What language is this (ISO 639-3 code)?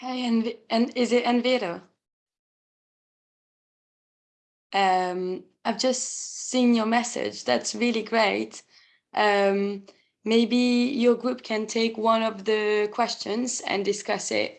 eng